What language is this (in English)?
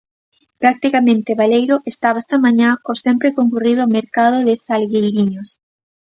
Galician